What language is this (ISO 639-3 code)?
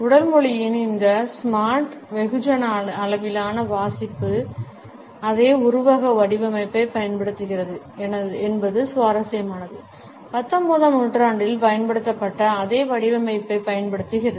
tam